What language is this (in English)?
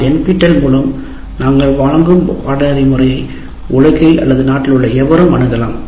Tamil